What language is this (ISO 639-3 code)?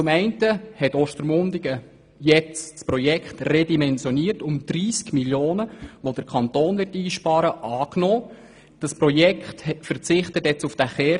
gsw